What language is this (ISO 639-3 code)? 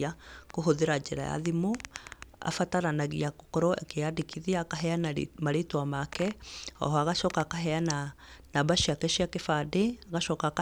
kik